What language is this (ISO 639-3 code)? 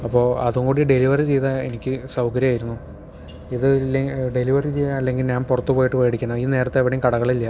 mal